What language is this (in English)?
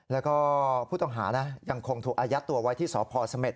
Thai